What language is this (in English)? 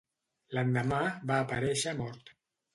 Catalan